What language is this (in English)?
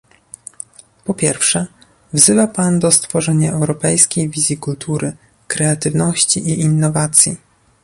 Polish